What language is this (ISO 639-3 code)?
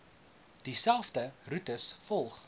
afr